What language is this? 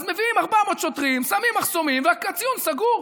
Hebrew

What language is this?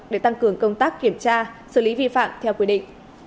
Vietnamese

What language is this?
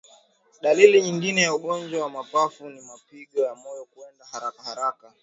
Swahili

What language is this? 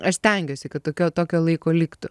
Lithuanian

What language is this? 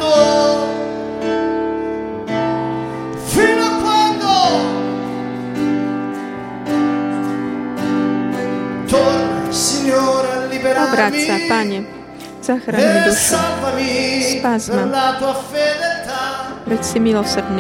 Slovak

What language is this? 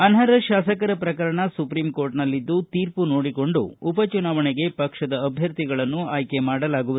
Kannada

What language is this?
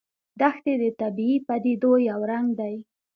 Pashto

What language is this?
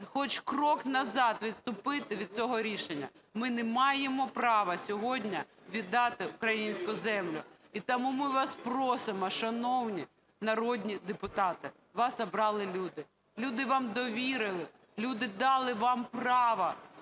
Ukrainian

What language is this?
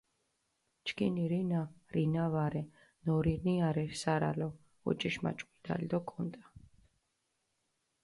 Mingrelian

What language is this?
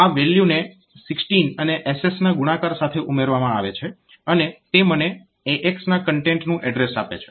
Gujarati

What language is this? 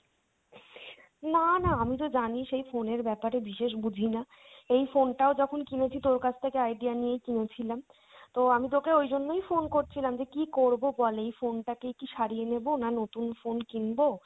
Bangla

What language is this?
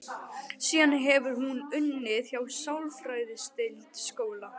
Icelandic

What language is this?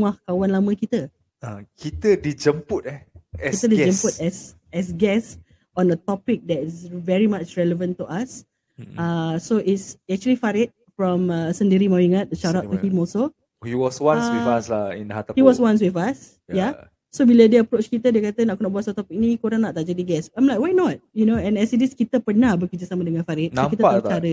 Malay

